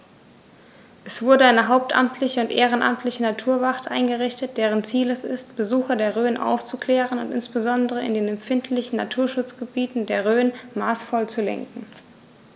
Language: German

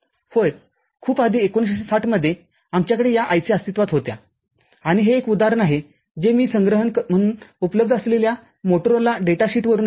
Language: Marathi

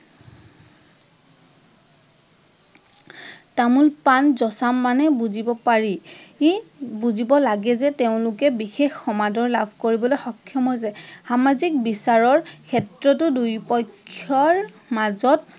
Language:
Assamese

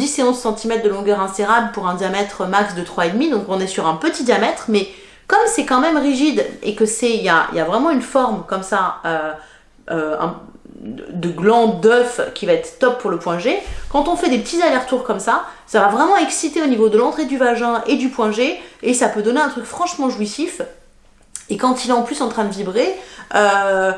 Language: French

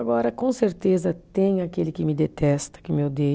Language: Portuguese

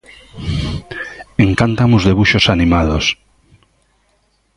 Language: Galician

